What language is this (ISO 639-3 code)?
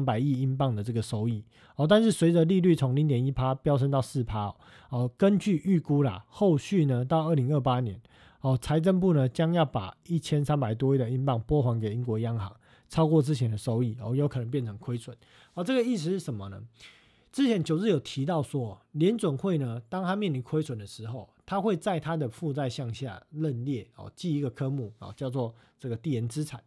zho